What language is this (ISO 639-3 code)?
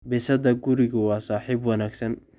som